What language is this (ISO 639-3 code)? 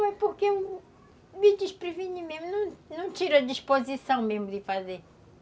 por